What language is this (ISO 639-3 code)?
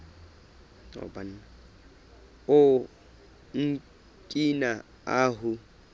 sot